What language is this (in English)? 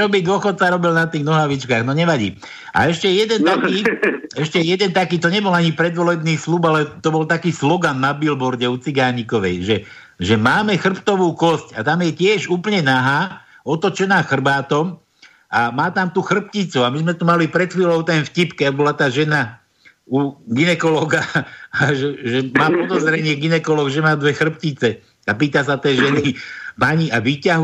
Slovak